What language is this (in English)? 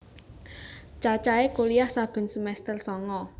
Javanese